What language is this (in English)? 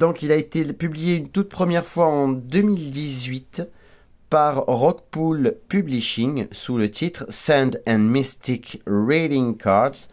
French